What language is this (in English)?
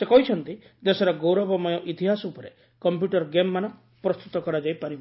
Odia